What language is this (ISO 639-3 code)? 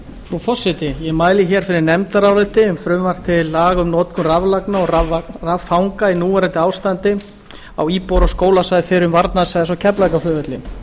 isl